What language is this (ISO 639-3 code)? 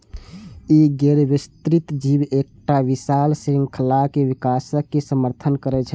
mai